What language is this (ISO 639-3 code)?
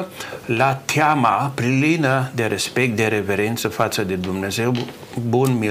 ron